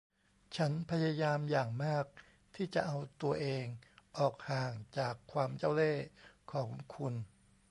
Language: Thai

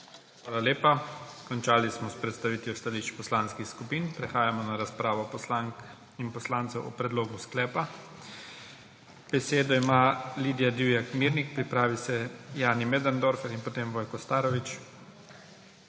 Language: Slovenian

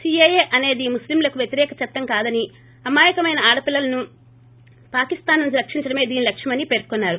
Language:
Telugu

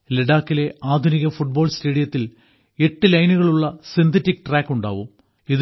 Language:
Malayalam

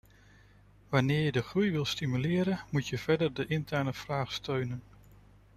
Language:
Dutch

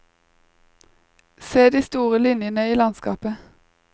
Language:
Norwegian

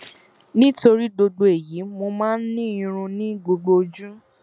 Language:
Yoruba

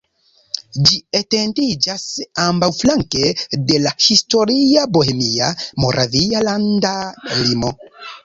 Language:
Esperanto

